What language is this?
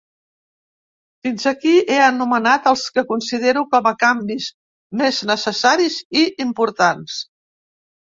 Catalan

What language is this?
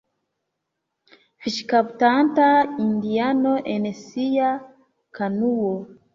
Esperanto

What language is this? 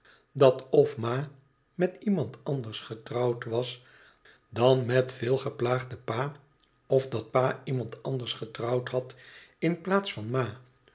Dutch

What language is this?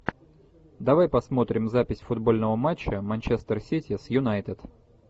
Russian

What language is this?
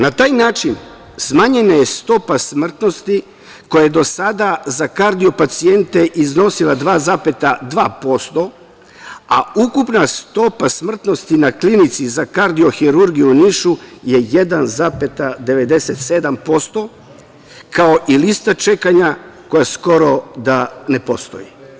Serbian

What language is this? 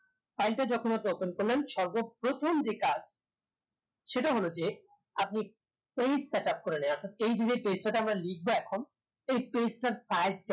Bangla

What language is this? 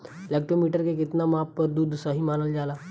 Bhojpuri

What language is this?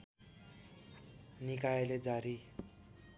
Nepali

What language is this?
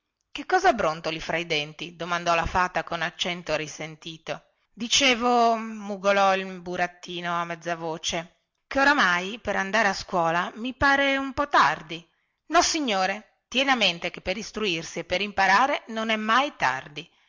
Italian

